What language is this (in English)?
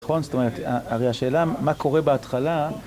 Hebrew